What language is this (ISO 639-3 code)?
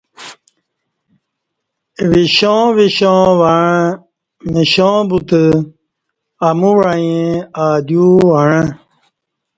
bsh